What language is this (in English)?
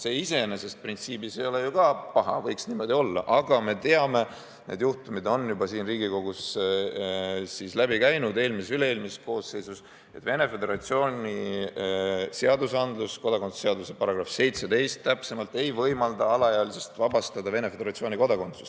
Estonian